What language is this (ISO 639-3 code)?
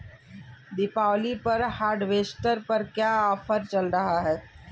hin